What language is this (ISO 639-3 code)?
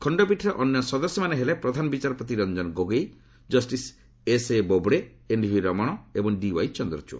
ori